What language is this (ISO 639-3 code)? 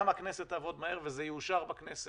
heb